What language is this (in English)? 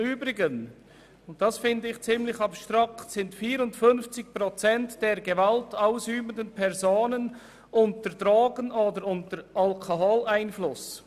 Swiss German